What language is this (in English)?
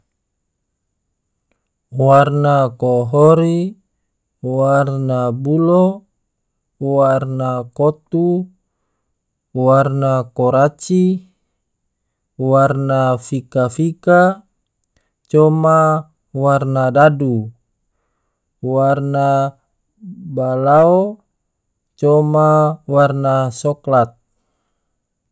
Tidore